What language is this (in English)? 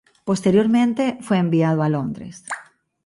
Spanish